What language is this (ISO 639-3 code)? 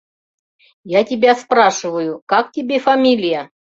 chm